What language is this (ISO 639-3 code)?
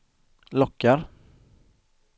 swe